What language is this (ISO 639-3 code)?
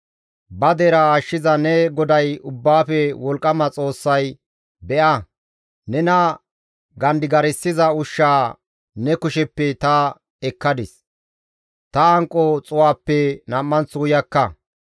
gmv